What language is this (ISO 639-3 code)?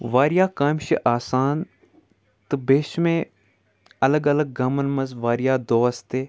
kas